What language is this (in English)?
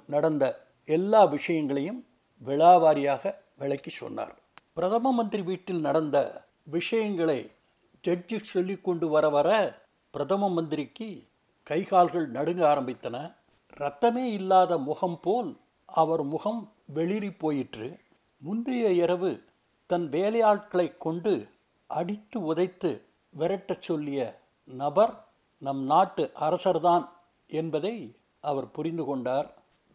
Tamil